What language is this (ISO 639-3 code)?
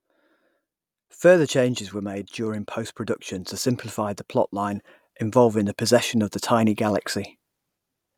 eng